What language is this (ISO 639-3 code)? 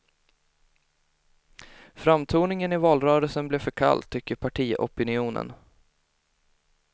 swe